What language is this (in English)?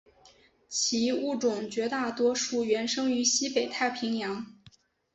Chinese